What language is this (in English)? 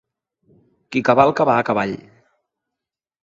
Catalan